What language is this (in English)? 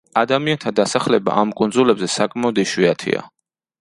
Georgian